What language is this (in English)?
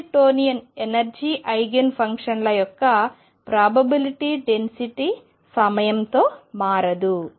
Telugu